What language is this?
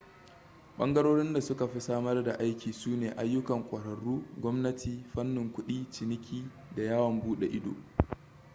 Hausa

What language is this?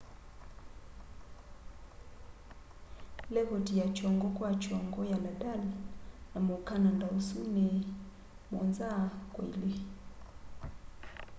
Kamba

